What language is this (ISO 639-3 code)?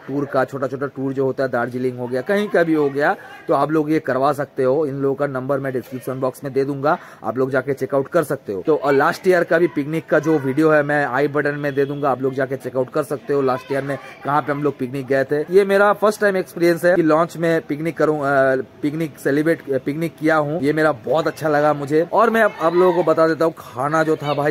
hin